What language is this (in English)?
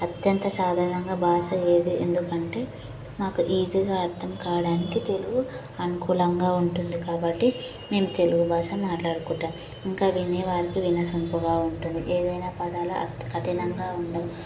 Telugu